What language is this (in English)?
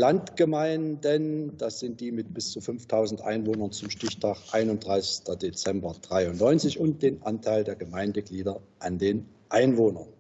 German